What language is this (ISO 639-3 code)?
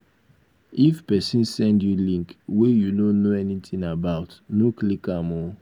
pcm